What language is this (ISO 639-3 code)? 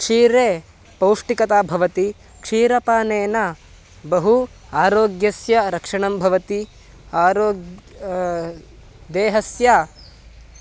san